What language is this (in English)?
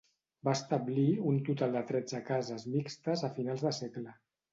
Catalan